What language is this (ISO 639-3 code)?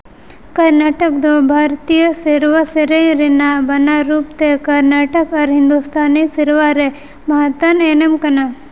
sat